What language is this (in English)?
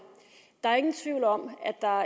Danish